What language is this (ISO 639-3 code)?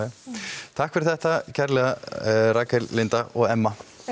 isl